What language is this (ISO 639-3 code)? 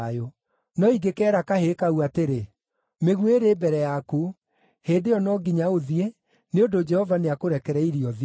kik